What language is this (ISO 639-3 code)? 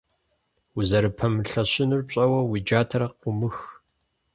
kbd